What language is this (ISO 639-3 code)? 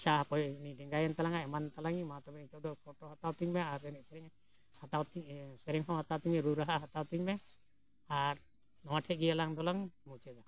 sat